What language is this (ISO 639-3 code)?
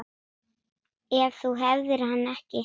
isl